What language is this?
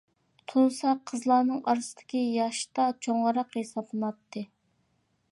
Uyghur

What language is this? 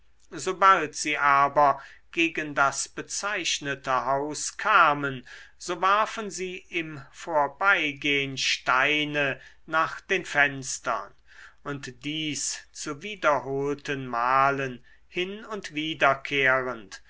German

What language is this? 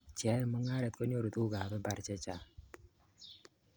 Kalenjin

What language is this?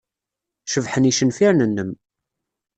Kabyle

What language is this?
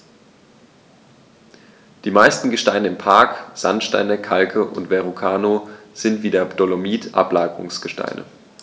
German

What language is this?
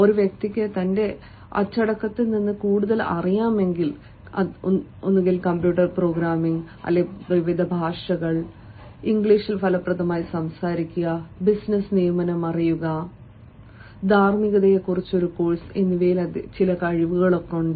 Malayalam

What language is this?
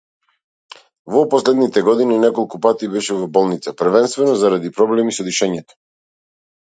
Macedonian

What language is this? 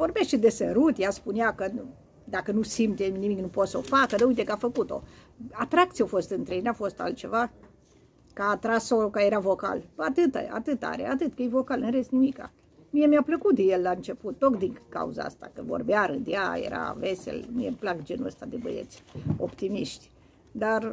Romanian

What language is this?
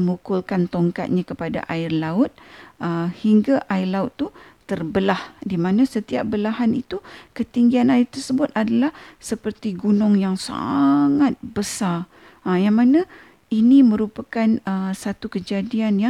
Malay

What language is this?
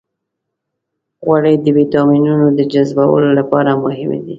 Pashto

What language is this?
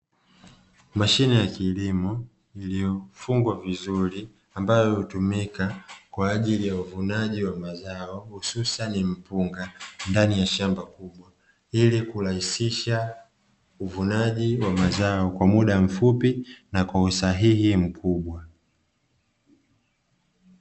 Swahili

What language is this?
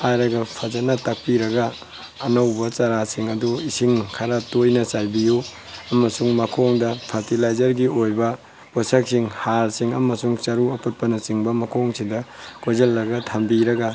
Manipuri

